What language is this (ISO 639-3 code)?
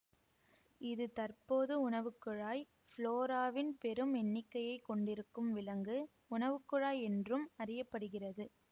tam